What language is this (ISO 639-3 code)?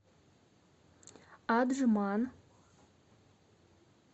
rus